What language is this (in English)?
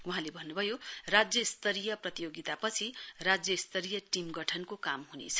Nepali